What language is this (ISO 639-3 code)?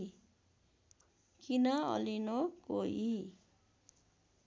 nep